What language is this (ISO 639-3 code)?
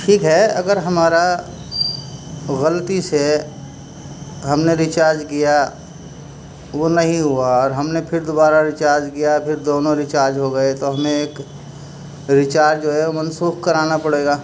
urd